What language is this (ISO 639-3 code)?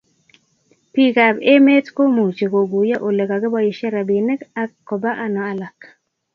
kln